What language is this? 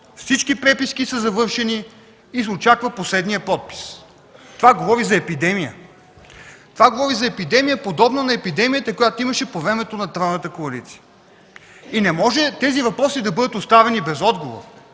Bulgarian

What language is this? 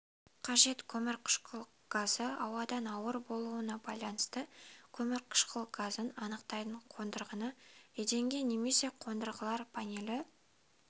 Kazakh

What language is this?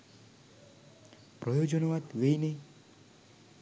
Sinhala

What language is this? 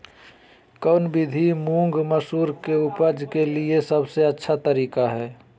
Magahi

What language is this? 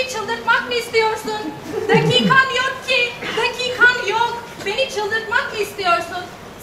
Turkish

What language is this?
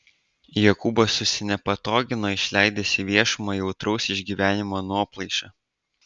Lithuanian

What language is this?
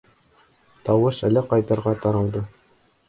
Bashkir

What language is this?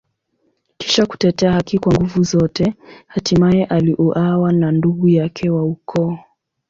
Swahili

